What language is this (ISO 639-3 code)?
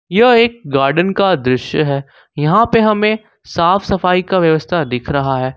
hin